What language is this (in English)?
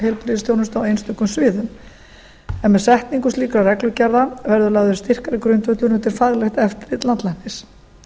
Icelandic